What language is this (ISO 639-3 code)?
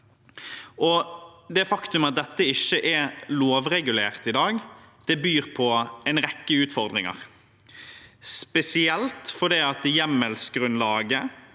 nor